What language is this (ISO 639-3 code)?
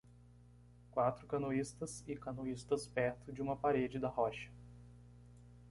por